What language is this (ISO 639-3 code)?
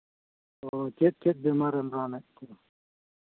sat